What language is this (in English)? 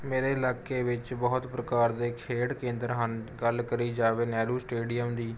Punjabi